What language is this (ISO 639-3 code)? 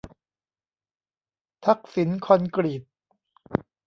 tha